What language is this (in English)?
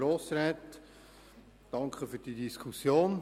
Swiss German